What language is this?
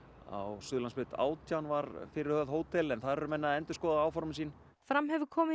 Icelandic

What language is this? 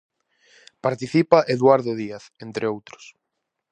Galician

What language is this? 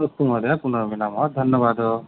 Sanskrit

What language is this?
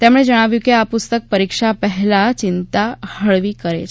Gujarati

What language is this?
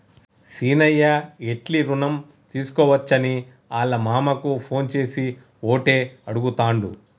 Telugu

